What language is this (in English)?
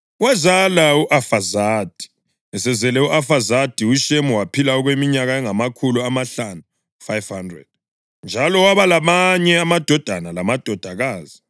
North Ndebele